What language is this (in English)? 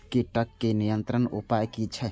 Maithili